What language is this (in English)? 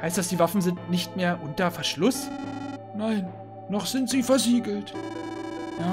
German